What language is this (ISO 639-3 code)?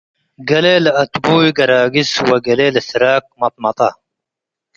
tig